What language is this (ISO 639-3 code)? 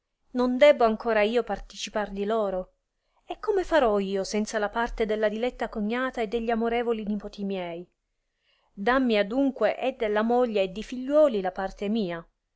ita